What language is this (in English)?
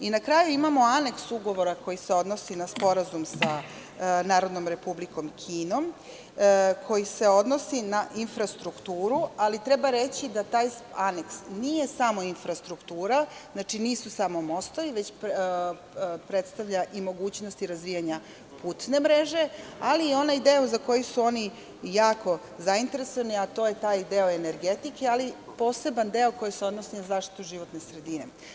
Serbian